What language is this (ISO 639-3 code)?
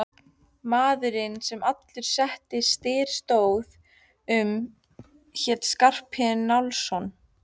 isl